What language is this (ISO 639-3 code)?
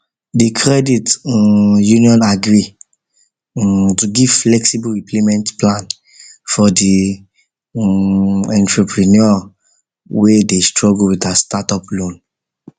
pcm